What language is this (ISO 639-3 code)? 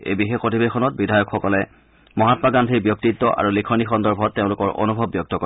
asm